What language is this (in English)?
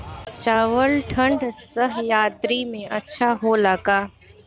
Bhojpuri